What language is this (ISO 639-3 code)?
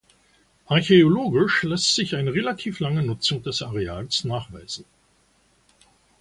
deu